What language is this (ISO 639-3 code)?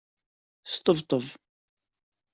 kab